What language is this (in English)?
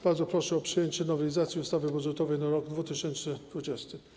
Polish